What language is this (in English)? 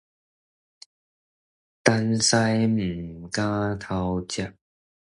Min Nan Chinese